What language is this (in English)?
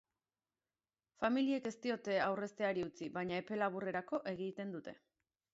Basque